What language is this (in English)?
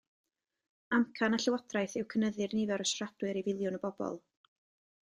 Welsh